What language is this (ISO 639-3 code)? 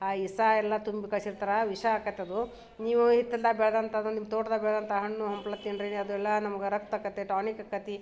kan